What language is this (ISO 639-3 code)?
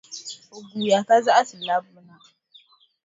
dag